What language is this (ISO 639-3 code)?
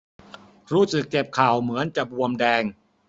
tha